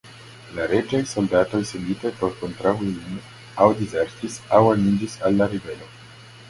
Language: Esperanto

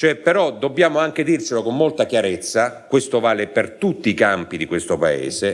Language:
Italian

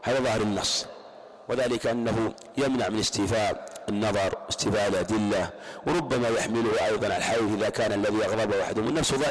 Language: Arabic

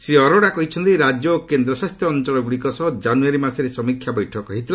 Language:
Odia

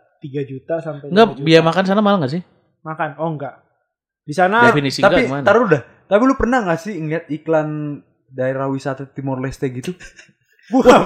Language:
Indonesian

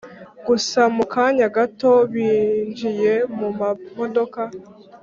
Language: Kinyarwanda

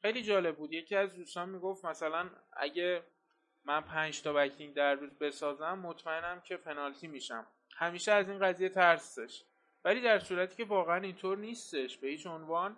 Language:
Persian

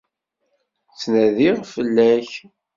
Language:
Kabyle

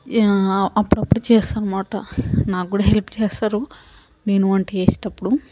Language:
Telugu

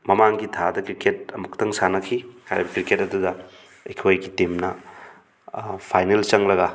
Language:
Manipuri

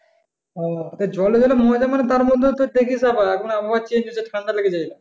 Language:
Bangla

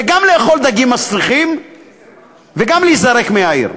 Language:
Hebrew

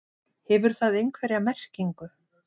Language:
Icelandic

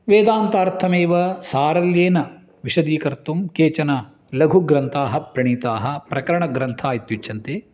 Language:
Sanskrit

